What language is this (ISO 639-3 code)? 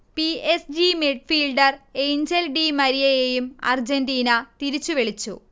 mal